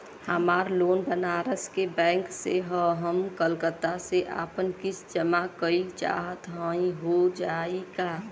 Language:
Bhojpuri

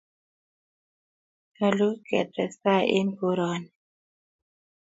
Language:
Kalenjin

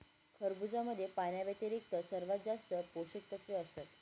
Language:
Marathi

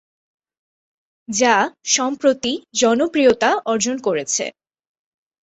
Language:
Bangla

